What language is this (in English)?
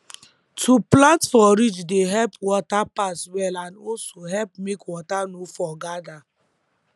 Nigerian Pidgin